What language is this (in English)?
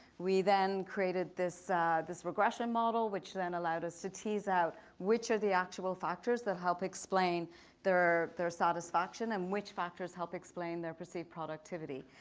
English